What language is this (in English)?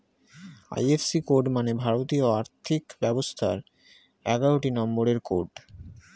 Bangla